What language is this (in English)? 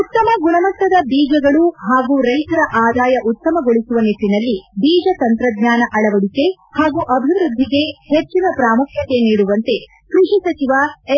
Kannada